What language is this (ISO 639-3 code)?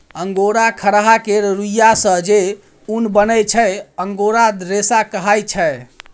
mai